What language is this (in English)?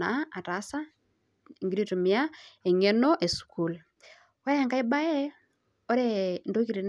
Masai